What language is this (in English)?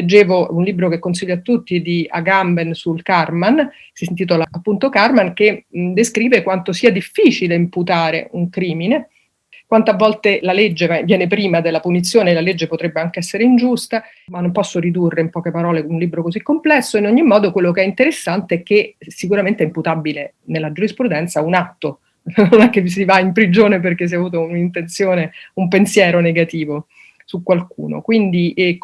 Italian